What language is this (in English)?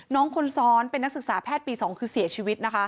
Thai